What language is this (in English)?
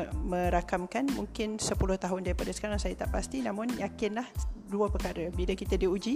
Malay